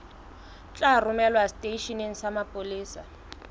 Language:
Southern Sotho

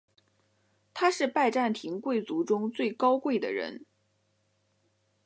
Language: Chinese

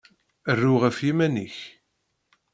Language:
Kabyle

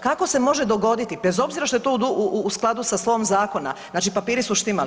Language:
Croatian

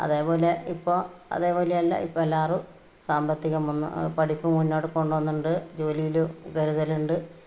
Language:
Malayalam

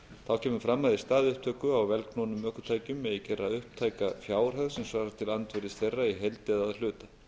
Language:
Icelandic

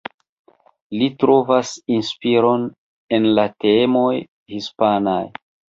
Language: Esperanto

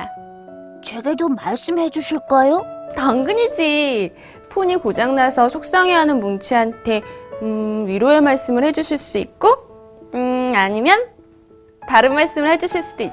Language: Korean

